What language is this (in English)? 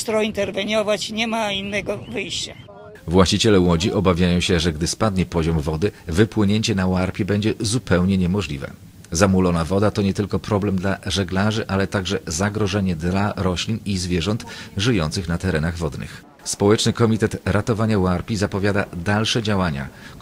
Polish